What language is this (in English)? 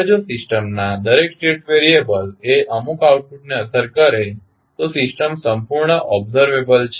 Gujarati